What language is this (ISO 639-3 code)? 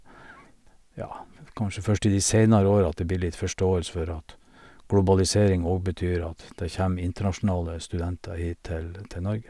nor